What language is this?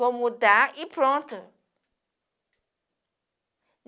Portuguese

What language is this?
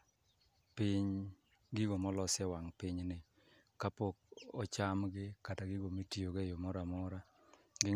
Luo (Kenya and Tanzania)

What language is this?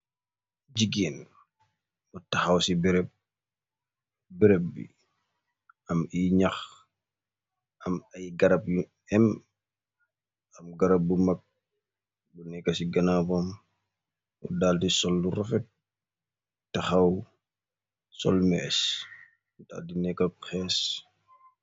Wolof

